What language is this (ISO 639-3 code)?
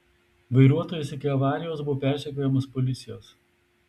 lit